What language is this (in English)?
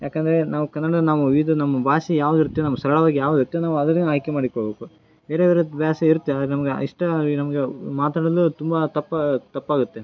Kannada